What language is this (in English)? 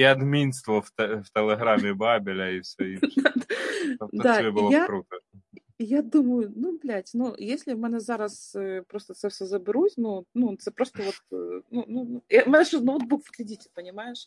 Ukrainian